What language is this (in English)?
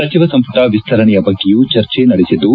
Kannada